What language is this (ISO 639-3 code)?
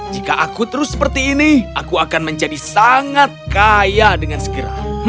ind